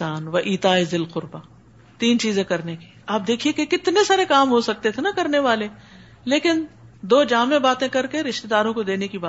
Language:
Urdu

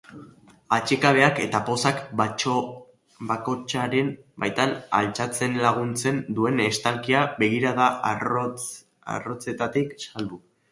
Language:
Basque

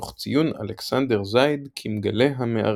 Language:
Hebrew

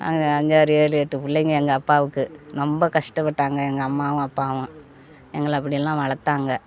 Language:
Tamil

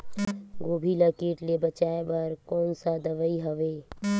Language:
Chhattisgarhi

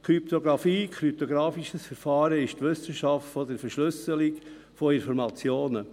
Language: Swiss German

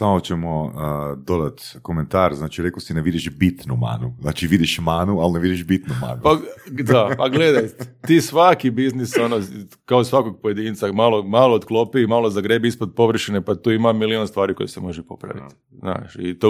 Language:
Croatian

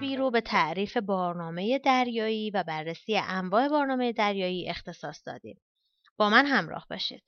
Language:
Persian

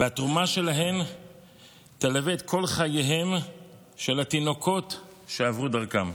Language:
Hebrew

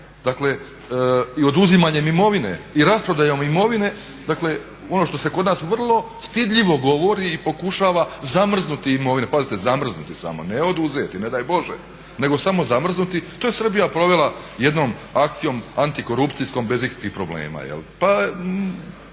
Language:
Croatian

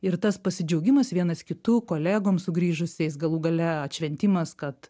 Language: Lithuanian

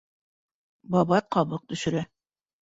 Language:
Bashkir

